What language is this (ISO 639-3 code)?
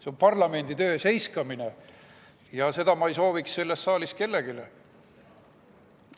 est